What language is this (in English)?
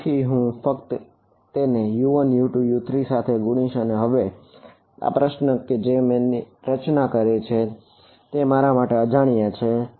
Gujarati